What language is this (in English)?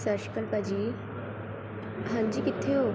Punjabi